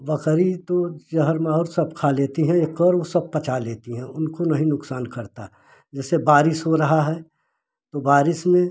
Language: Hindi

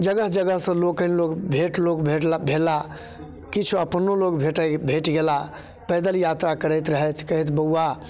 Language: Maithili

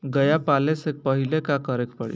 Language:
Bhojpuri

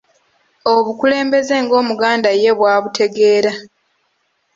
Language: Ganda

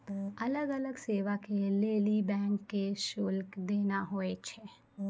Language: Maithili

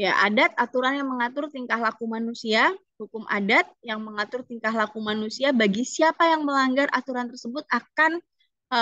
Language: Indonesian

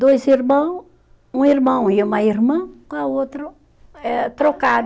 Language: Portuguese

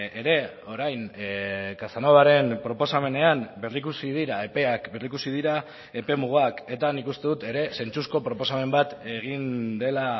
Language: Basque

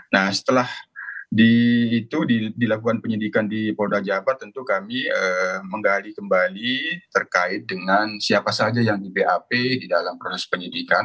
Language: Indonesian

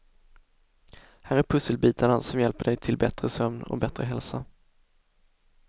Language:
Swedish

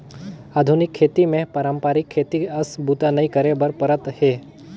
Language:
Chhattisgarhi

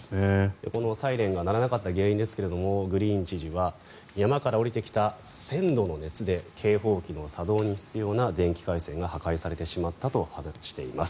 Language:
Japanese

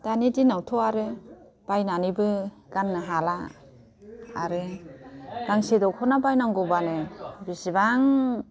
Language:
Bodo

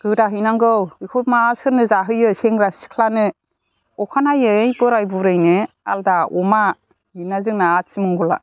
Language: Bodo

